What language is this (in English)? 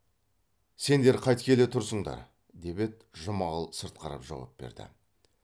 Kazakh